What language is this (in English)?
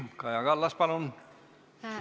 Estonian